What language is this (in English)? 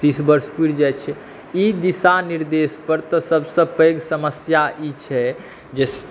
Maithili